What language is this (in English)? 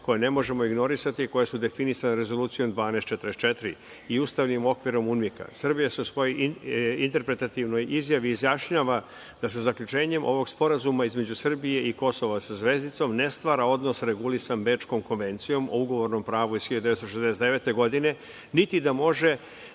Serbian